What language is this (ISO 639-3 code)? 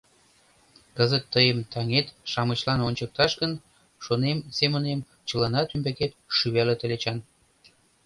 chm